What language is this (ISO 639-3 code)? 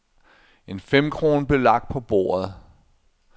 dan